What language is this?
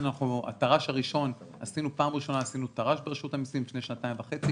Hebrew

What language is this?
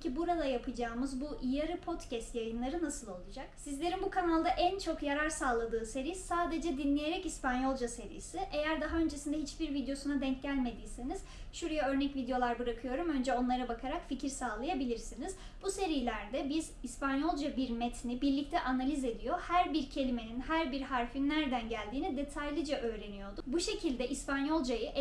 Turkish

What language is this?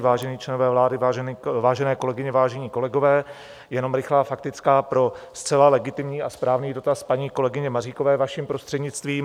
Czech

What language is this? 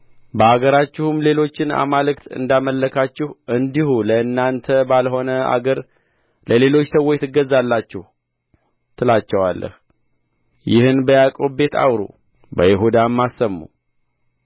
Amharic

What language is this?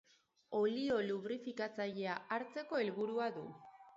Basque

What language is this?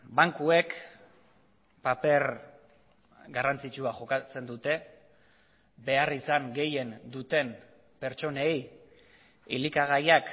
Basque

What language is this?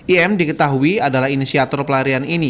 Indonesian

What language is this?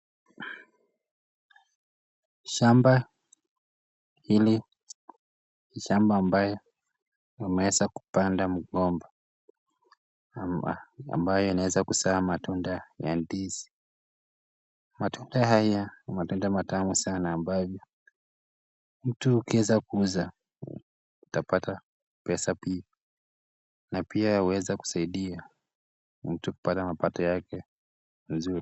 Swahili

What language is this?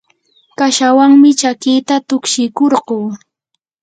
Yanahuanca Pasco Quechua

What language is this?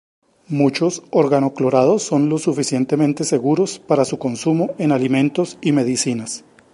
Spanish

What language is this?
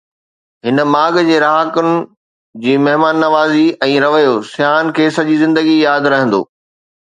Sindhi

